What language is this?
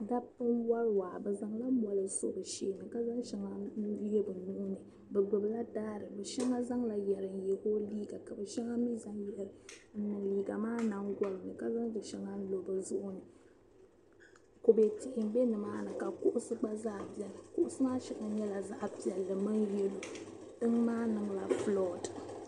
Dagbani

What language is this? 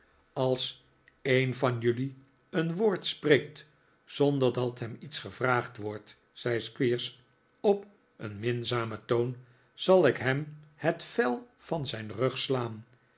Dutch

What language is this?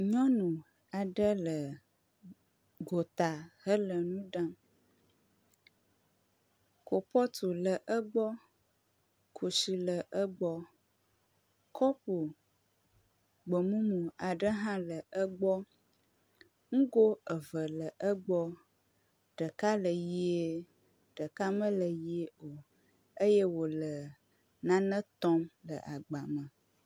Ewe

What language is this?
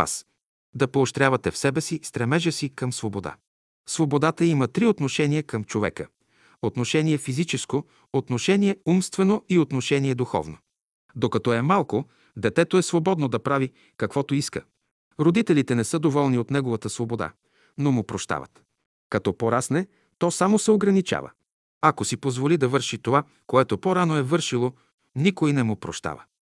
Bulgarian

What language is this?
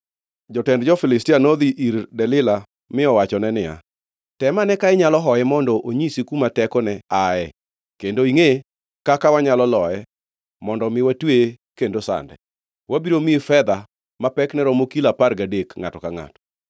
Luo (Kenya and Tanzania)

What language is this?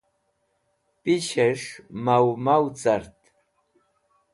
Wakhi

